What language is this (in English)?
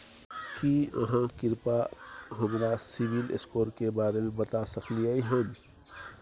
Maithili